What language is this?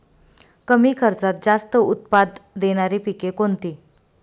Marathi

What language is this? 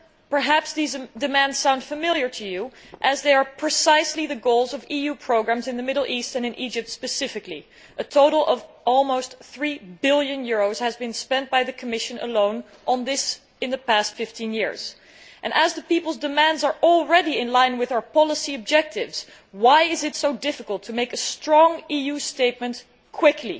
English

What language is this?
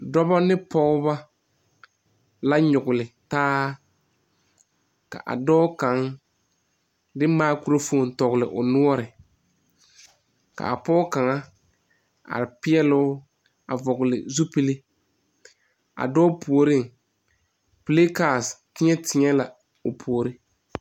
Southern Dagaare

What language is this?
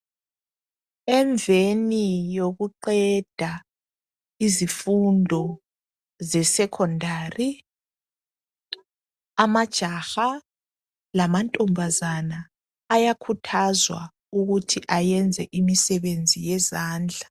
North Ndebele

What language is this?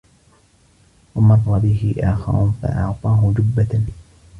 Arabic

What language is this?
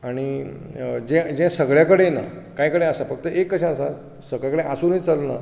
Konkani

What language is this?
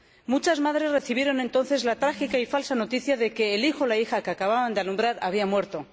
Spanish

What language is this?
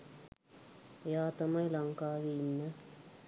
Sinhala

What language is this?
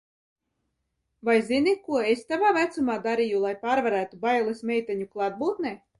Latvian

